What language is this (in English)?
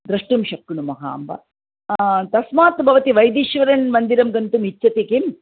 Sanskrit